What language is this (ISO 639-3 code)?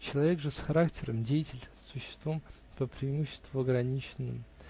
rus